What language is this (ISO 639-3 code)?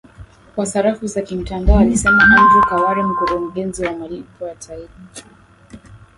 swa